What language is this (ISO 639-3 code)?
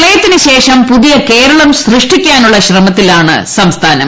mal